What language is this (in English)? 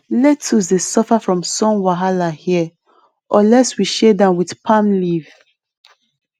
Nigerian Pidgin